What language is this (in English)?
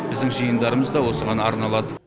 Kazakh